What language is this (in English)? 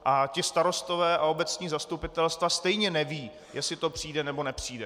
Czech